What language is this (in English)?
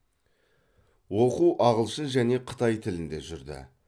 Kazakh